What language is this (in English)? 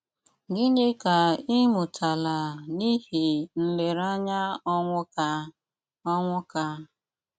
Igbo